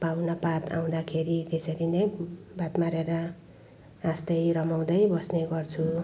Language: Nepali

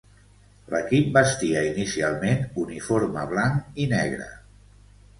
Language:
Catalan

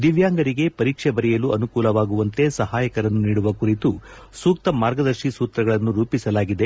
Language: Kannada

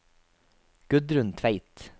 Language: Norwegian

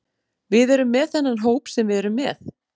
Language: Icelandic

